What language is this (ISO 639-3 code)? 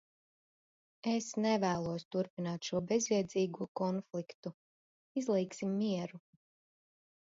lav